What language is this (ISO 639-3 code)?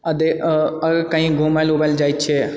mai